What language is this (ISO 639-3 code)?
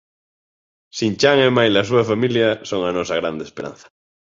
glg